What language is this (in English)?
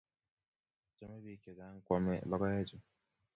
Kalenjin